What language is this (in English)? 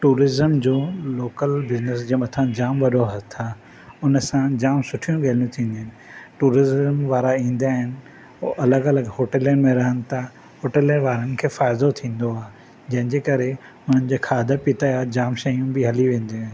Sindhi